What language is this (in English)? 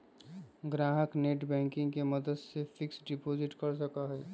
Magahi